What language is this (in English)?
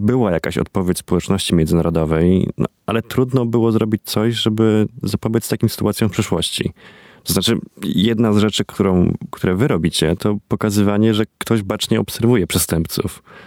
Polish